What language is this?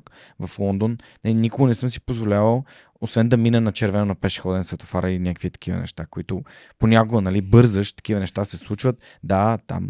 Bulgarian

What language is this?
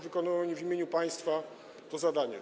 Polish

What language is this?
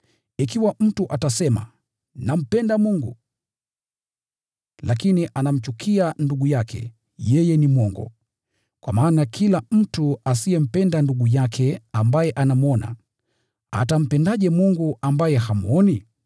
Swahili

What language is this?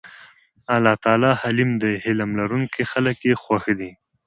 Pashto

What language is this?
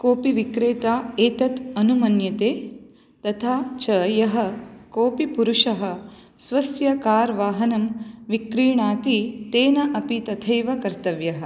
Sanskrit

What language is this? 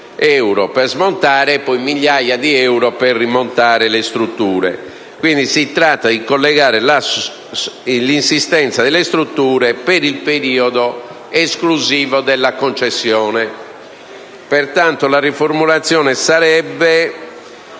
Italian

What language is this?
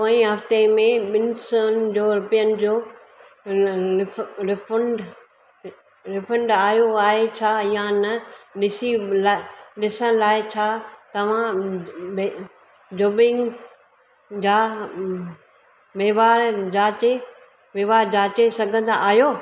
Sindhi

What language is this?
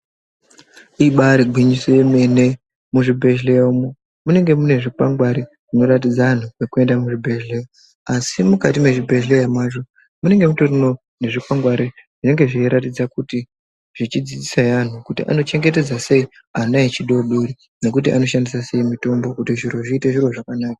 Ndau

